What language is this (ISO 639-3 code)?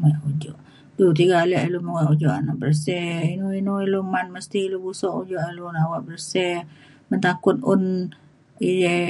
xkl